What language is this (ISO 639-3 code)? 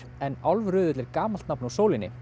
isl